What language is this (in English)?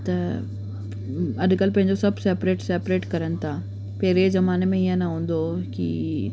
Sindhi